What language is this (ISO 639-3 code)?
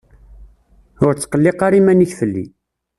kab